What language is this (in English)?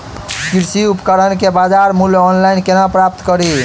Maithili